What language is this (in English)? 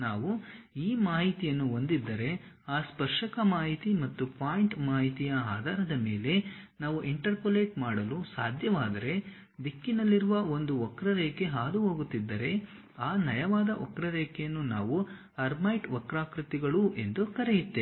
Kannada